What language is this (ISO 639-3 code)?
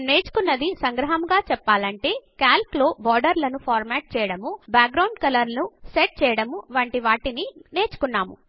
tel